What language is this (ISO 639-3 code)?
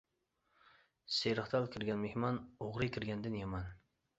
uig